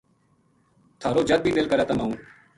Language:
Gujari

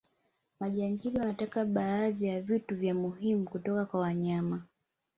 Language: Swahili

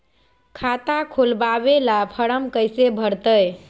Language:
Magahi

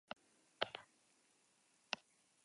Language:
Basque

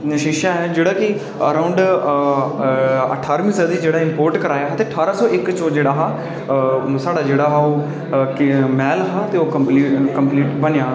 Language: Dogri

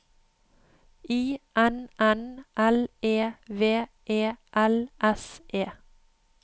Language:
Norwegian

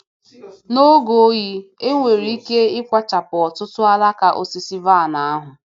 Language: Igbo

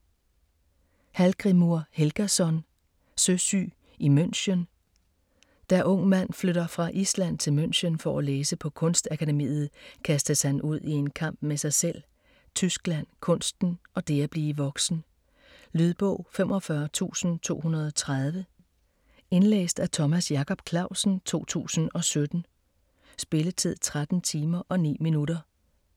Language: Danish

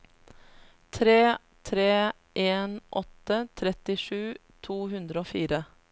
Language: Norwegian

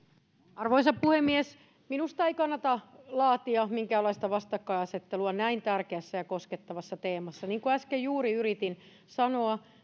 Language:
Finnish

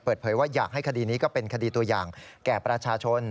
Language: Thai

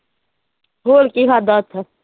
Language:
Punjabi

